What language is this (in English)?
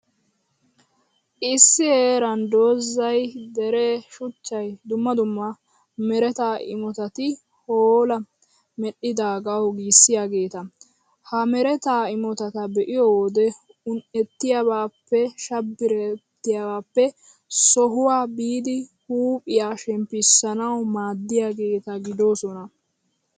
Wolaytta